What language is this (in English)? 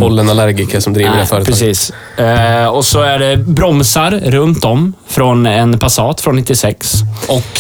Swedish